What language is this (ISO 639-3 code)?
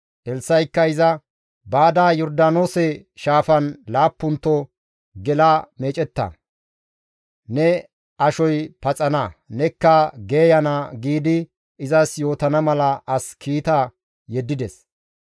gmv